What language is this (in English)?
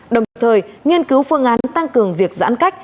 Vietnamese